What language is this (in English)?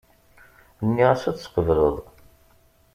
Kabyle